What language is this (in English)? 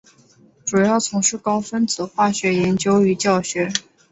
Chinese